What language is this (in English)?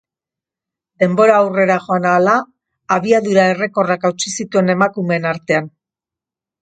Basque